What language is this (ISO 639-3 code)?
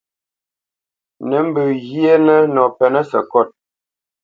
bce